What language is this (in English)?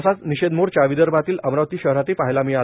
Marathi